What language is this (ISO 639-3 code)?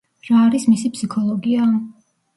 kat